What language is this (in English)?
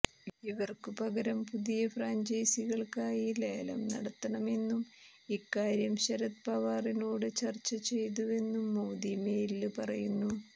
Malayalam